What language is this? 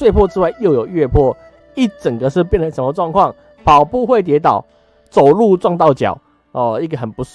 Chinese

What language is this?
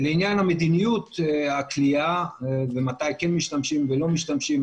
Hebrew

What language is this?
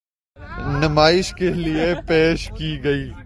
Urdu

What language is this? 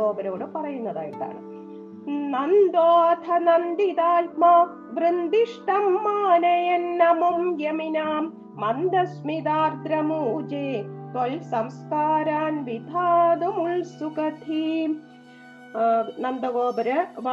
Malayalam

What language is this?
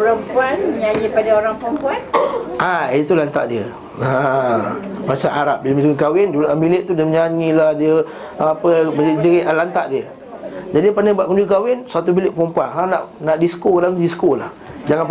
Malay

